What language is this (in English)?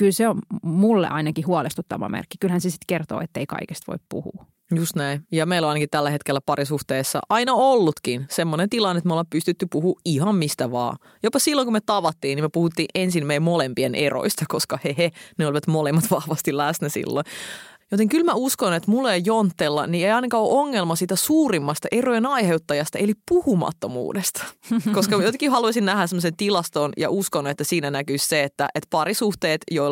Finnish